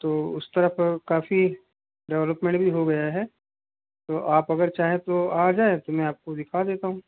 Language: Hindi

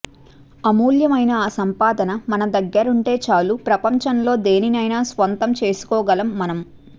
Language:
Telugu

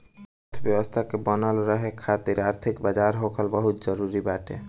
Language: Bhojpuri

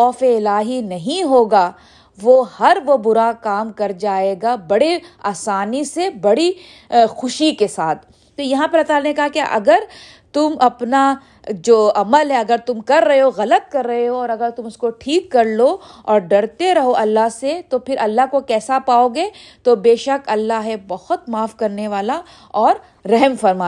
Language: Urdu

